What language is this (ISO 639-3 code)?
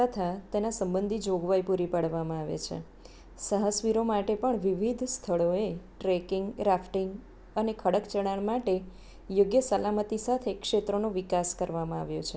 guj